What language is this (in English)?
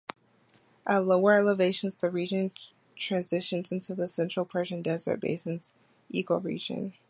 English